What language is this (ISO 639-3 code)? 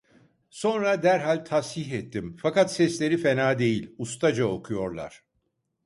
tur